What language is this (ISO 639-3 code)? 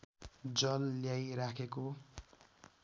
nep